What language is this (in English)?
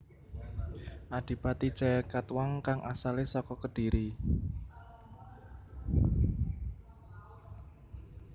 Javanese